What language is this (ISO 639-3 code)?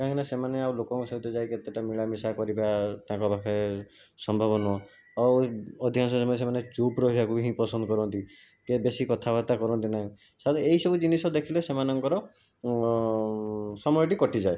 ori